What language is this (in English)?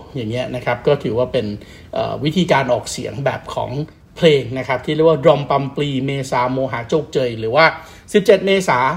Thai